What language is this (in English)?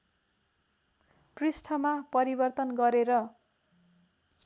Nepali